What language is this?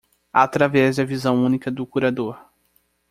Portuguese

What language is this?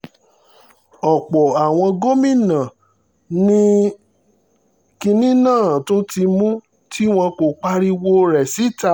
Yoruba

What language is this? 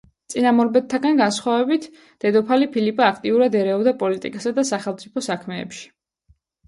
Georgian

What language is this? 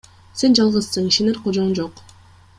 Kyrgyz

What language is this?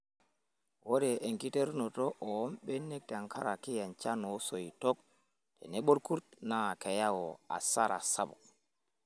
Masai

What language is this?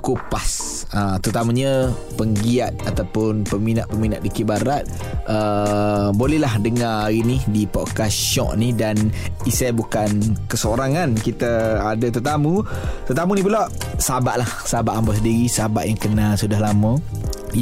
Malay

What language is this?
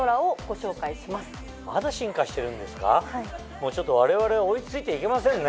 Japanese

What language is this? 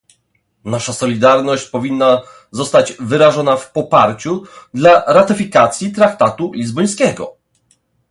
Polish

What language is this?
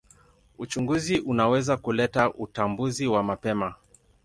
Swahili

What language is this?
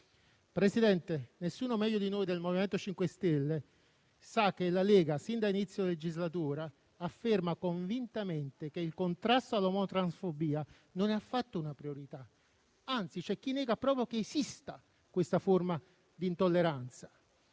Italian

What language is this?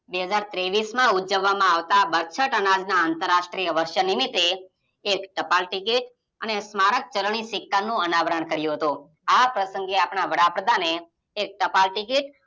Gujarati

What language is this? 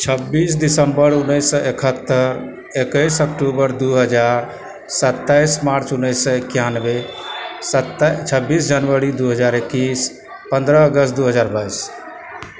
Maithili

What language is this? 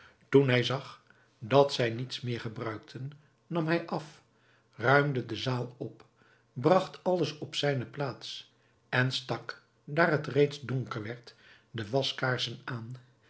Dutch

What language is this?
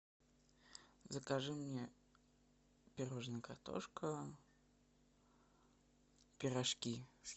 Russian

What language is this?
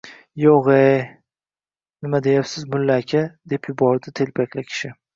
Uzbek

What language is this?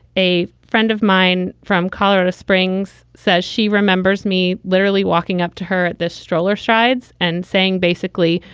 English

